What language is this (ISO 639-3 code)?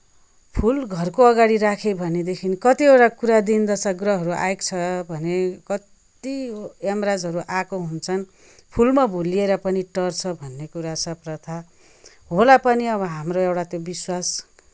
nep